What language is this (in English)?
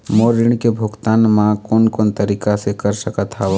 Chhattisgarhi